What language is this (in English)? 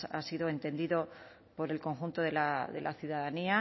Spanish